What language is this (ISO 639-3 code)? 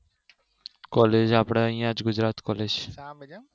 guj